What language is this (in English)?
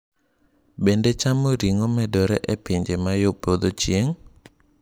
Luo (Kenya and Tanzania)